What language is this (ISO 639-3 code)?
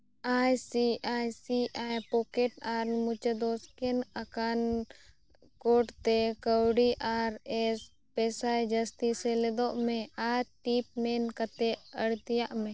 sat